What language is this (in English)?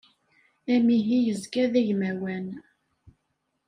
Kabyle